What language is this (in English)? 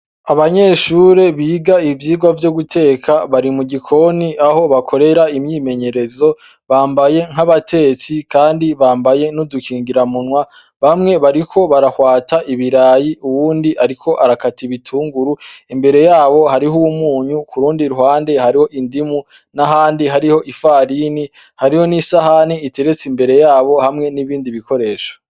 Rundi